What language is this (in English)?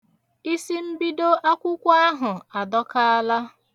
Igbo